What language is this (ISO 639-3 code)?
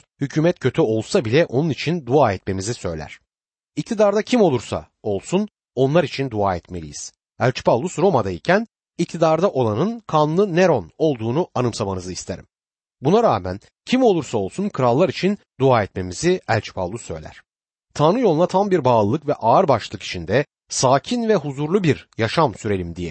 tur